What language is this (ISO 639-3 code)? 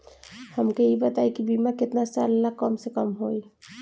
bho